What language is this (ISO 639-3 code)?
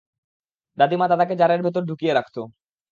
ben